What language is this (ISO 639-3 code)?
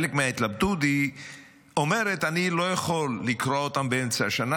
heb